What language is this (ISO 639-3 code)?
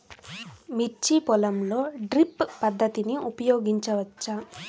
tel